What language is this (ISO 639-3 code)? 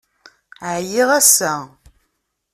kab